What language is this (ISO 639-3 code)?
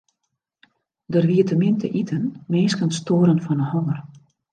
fry